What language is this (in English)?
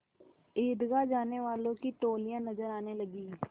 Hindi